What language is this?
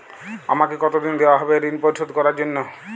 Bangla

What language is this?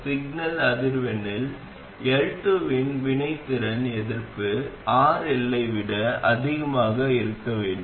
Tamil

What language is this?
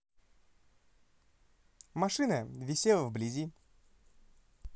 Russian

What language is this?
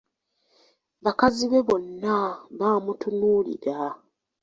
Ganda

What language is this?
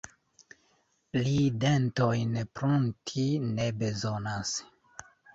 Esperanto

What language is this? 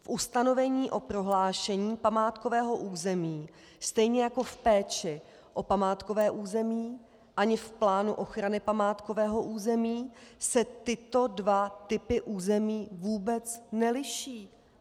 Czech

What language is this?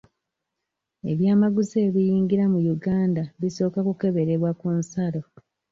Ganda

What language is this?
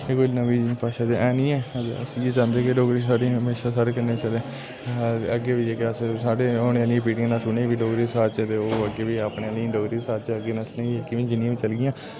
Dogri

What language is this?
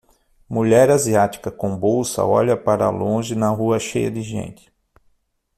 Portuguese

